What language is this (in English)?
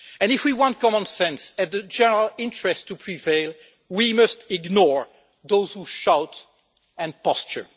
English